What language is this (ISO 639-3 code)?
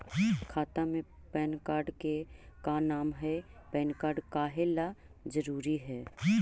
mag